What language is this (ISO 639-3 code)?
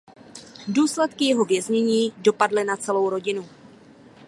ces